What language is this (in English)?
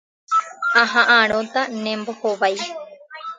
Guarani